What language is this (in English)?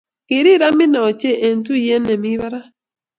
Kalenjin